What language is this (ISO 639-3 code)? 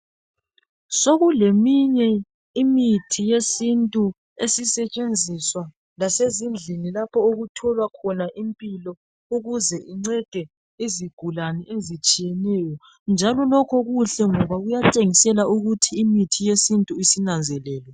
nde